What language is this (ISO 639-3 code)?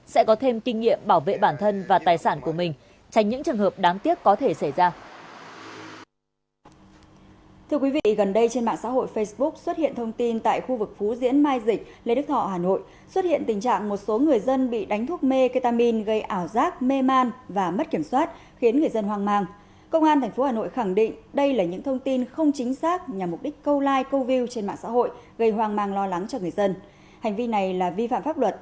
vie